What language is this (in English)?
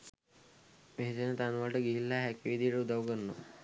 Sinhala